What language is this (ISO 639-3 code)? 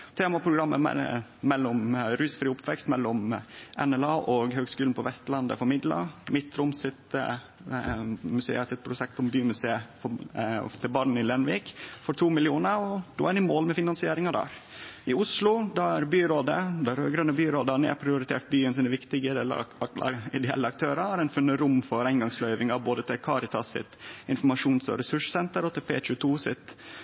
nno